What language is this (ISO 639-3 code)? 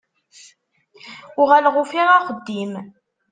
kab